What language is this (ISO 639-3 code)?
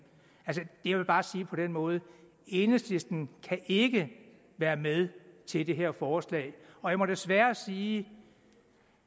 dan